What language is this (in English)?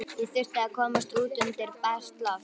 Icelandic